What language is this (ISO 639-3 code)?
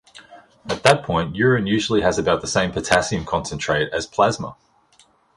eng